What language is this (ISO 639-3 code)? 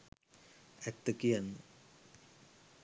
sin